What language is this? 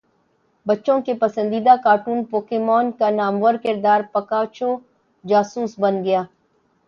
Urdu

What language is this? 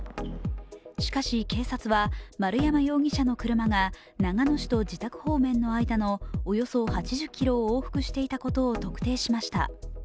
Japanese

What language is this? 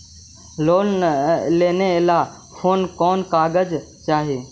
Magahi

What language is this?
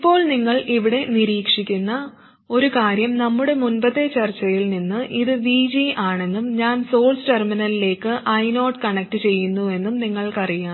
Malayalam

